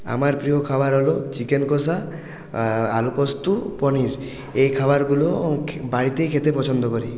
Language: Bangla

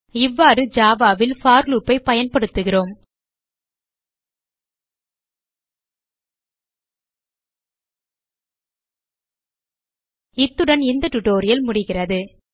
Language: Tamil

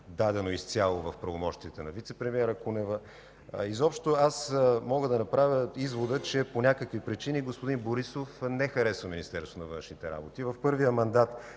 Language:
Bulgarian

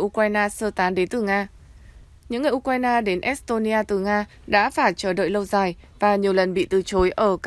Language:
Vietnamese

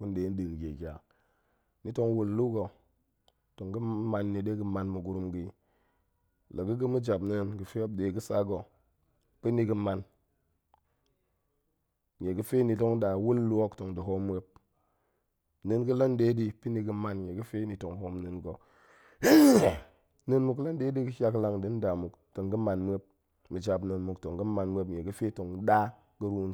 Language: Goemai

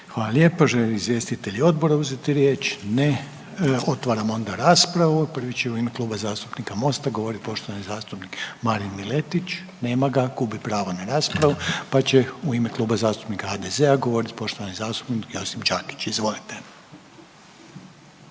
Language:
Croatian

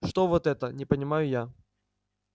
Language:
Russian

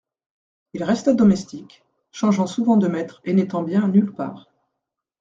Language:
French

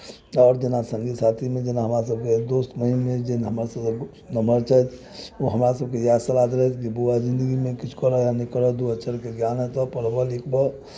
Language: Maithili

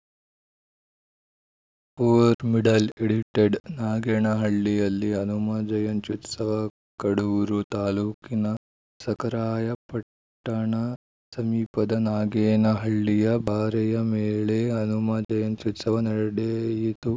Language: Kannada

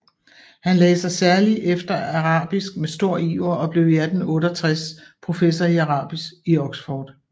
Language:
Danish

